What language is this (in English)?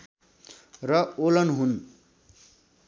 Nepali